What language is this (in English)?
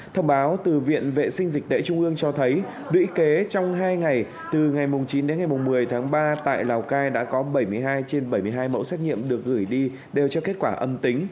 Vietnamese